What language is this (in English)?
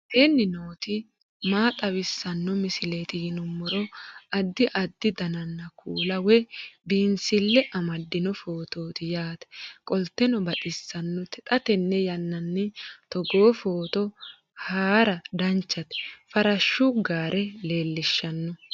Sidamo